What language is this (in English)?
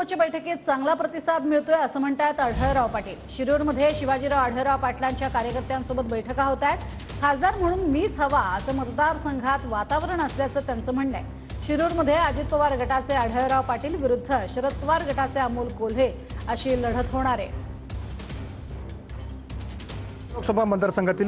Marathi